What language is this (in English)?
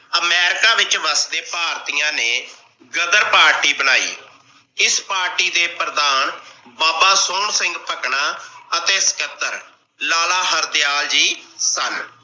Punjabi